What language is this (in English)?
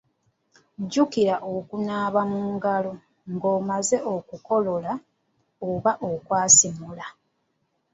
Ganda